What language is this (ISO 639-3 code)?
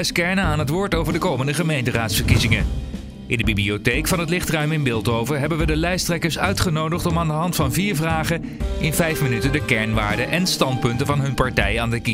nld